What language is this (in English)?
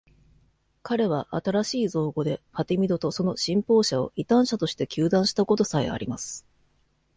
Japanese